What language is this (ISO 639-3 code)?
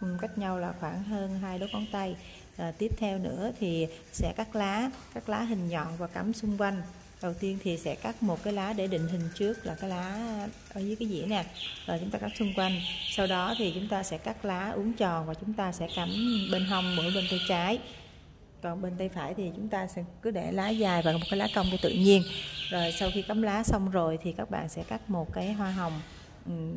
vie